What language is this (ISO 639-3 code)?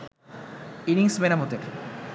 ben